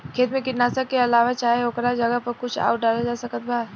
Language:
Bhojpuri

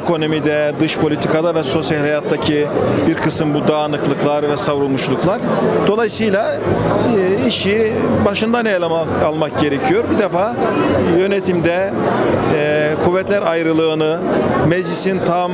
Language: Turkish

